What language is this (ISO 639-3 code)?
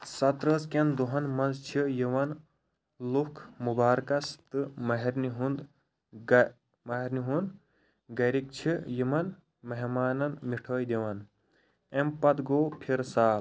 kas